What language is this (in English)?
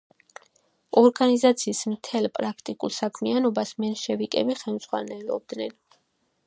Georgian